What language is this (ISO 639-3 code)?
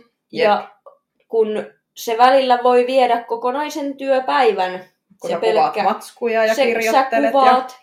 fin